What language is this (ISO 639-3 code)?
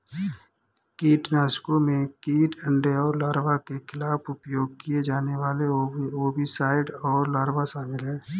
hin